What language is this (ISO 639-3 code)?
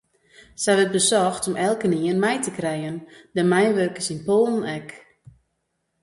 fry